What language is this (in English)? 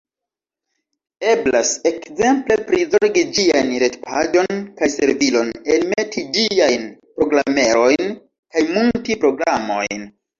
Esperanto